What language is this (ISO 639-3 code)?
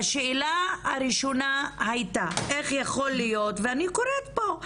heb